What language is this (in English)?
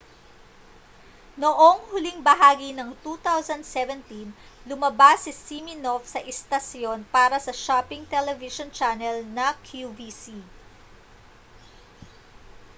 Filipino